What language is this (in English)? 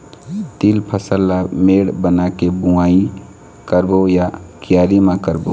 Chhattisgarhi